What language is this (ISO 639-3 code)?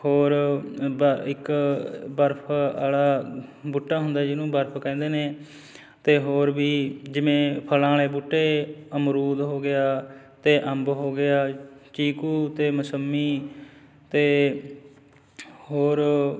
pan